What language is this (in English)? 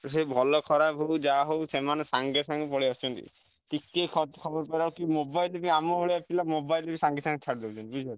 Odia